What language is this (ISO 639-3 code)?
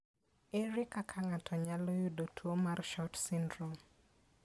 luo